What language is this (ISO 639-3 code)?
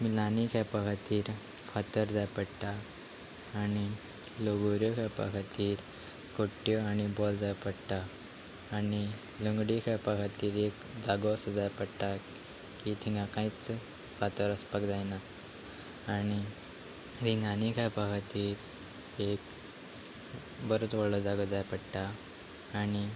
kok